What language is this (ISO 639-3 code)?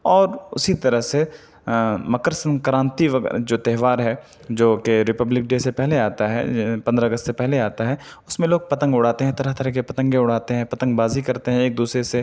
urd